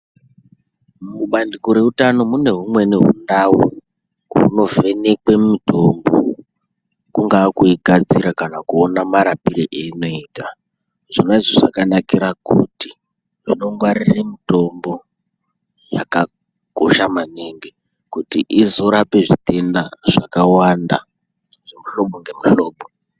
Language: Ndau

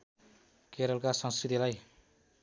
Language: Nepali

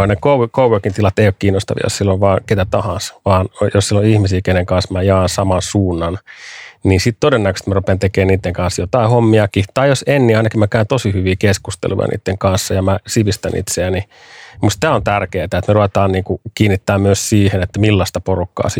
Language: Finnish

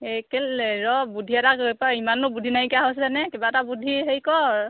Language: Assamese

